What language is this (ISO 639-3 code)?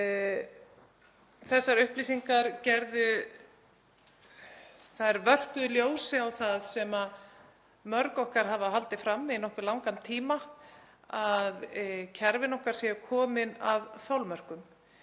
isl